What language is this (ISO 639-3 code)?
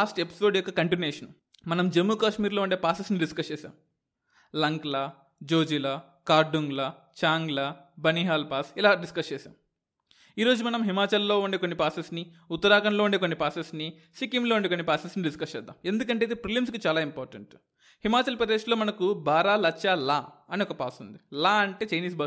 tel